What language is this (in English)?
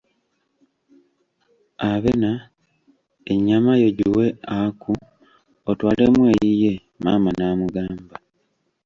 Ganda